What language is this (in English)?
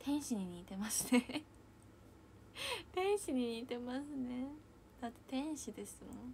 Japanese